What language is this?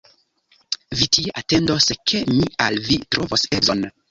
Esperanto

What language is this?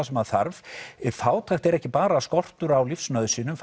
Icelandic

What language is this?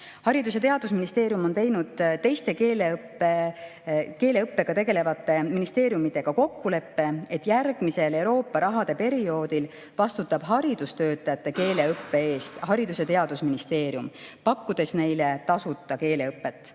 Estonian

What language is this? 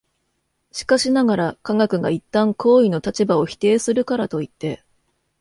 Japanese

